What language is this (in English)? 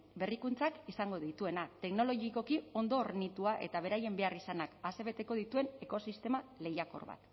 Basque